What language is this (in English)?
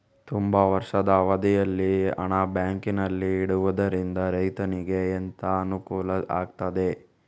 Kannada